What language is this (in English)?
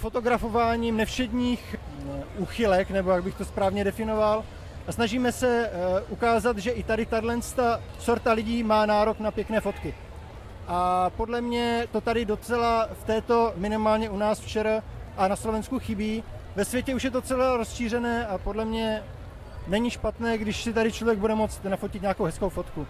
Czech